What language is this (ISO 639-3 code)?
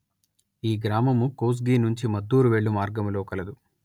tel